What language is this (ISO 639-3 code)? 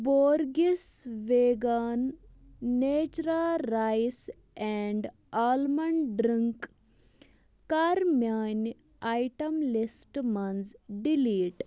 kas